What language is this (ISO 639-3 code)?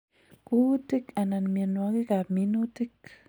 kln